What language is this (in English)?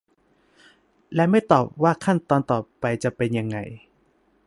Thai